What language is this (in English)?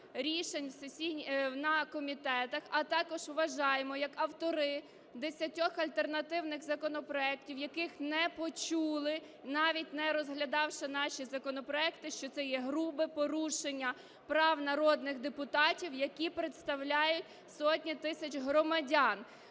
Ukrainian